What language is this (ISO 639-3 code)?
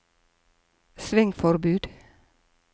nor